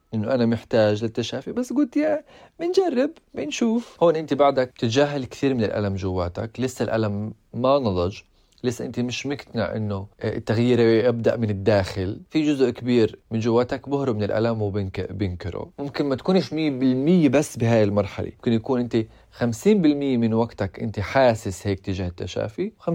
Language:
Arabic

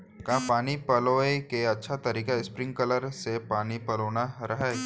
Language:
Chhattisgarhi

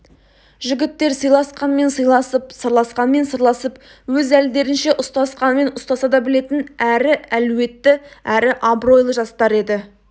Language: Kazakh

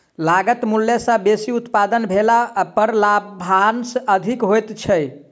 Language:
Maithili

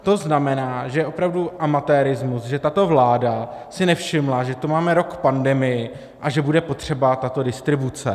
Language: Czech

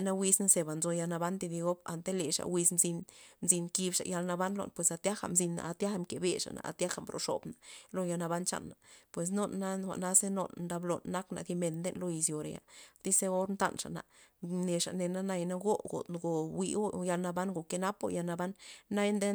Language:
Loxicha Zapotec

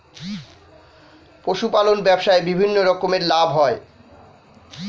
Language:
Bangla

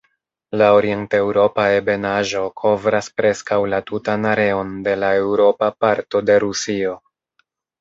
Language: Esperanto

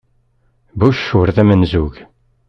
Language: Kabyle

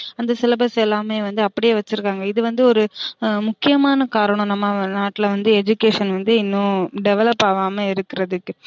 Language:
Tamil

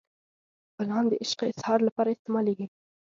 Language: Pashto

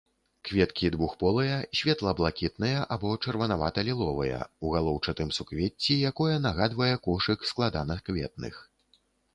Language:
Belarusian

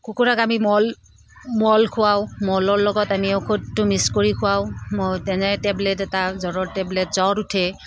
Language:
Assamese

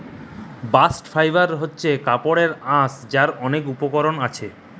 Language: Bangla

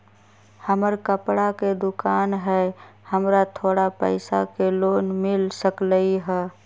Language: Magahi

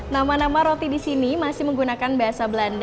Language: Indonesian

